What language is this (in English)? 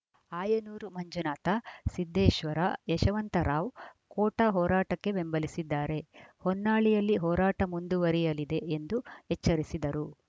Kannada